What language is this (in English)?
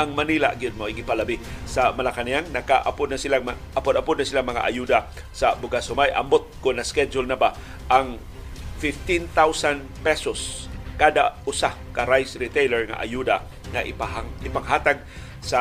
Filipino